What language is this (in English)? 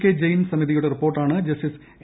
Malayalam